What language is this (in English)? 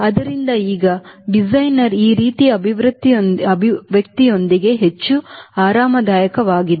Kannada